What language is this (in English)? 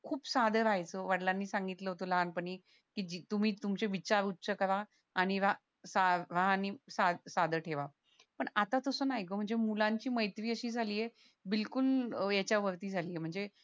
Marathi